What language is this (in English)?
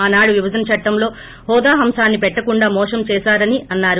Telugu